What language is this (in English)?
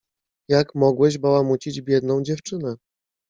Polish